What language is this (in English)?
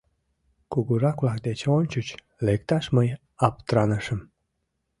Mari